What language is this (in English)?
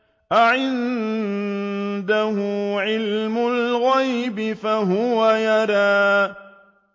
Arabic